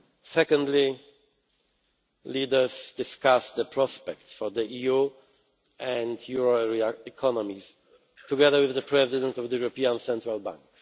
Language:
English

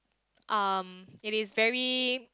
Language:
English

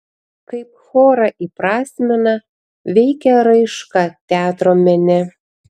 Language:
Lithuanian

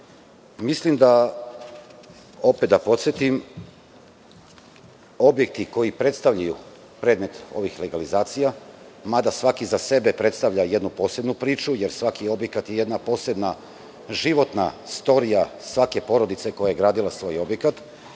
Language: Serbian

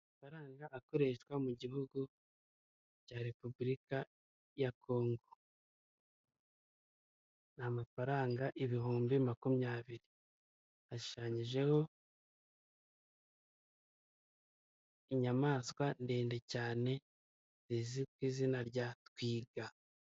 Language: Kinyarwanda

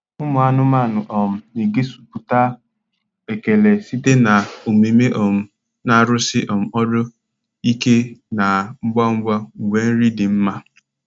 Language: Igbo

